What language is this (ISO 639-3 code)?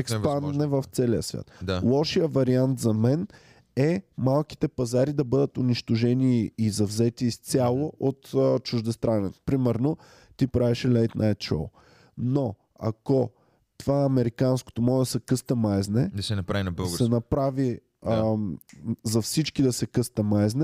bul